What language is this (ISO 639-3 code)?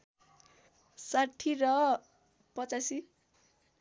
nep